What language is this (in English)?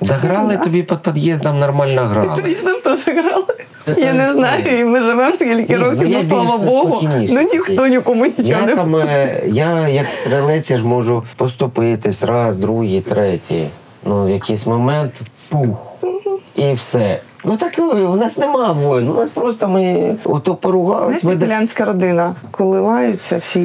Ukrainian